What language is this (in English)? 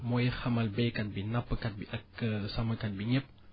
Wolof